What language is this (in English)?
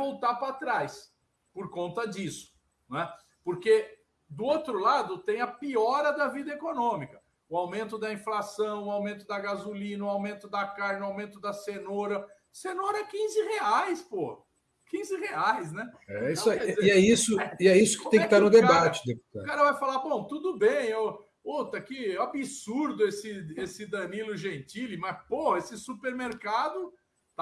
Portuguese